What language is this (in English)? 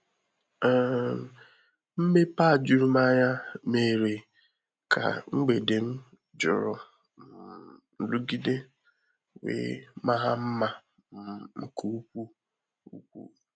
Igbo